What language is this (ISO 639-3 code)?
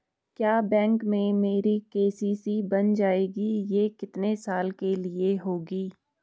hin